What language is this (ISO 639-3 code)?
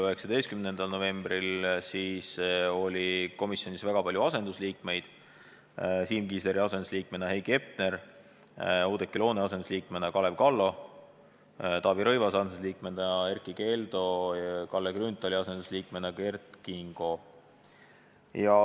est